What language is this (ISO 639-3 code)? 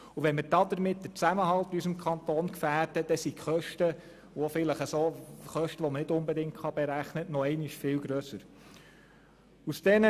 gsw